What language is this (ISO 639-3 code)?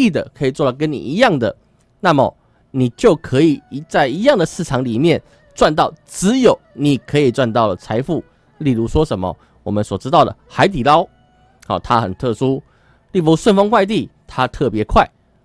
zho